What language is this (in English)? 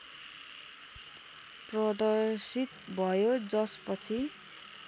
Nepali